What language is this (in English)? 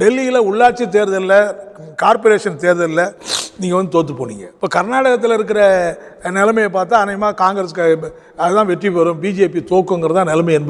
Turkish